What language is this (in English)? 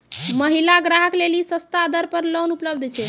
Maithili